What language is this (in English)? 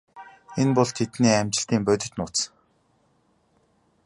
Mongolian